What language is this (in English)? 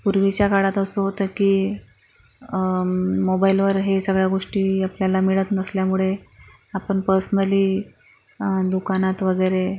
Marathi